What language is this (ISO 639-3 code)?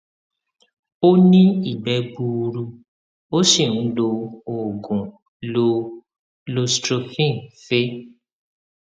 yor